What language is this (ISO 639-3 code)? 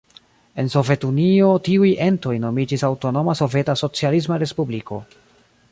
epo